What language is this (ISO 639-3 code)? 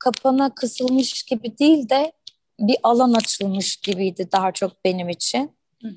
tur